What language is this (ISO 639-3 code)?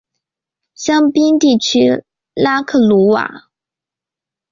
zho